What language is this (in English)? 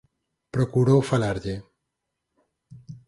Galician